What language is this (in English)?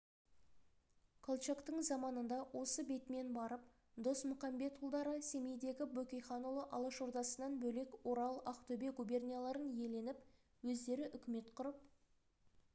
Kazakh